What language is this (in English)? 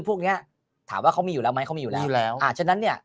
Thai